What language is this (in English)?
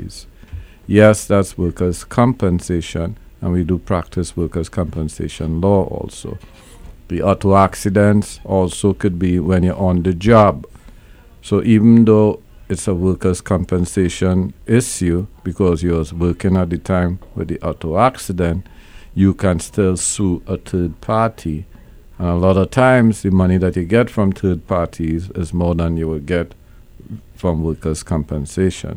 English